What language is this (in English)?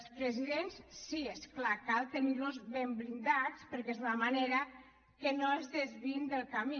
Catalan